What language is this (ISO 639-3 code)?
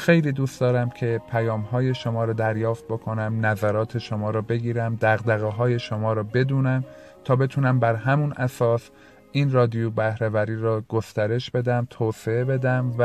fas